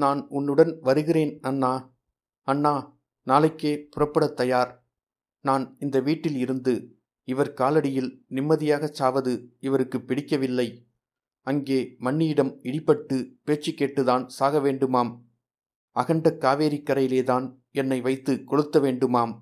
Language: Tamil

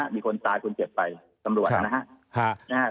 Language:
Thai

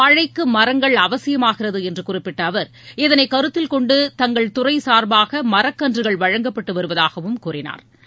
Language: Tamil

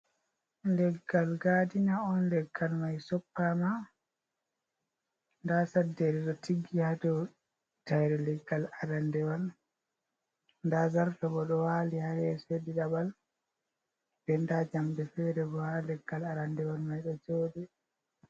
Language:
Fula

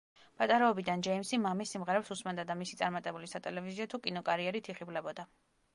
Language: Georgian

